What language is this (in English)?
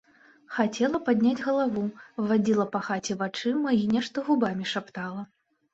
Belarusian